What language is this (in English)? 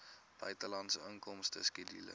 Afrikaans